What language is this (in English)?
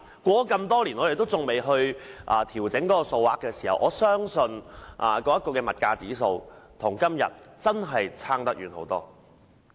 Cantonese